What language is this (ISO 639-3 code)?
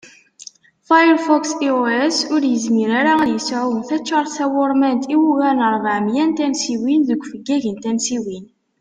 kab